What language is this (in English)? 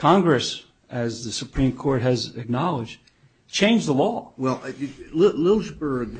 English